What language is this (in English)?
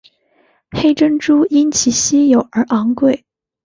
Chinese